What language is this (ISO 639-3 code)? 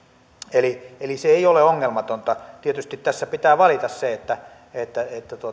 fin